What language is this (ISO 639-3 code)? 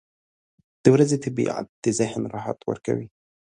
pus